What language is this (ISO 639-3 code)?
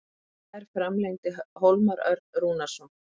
isl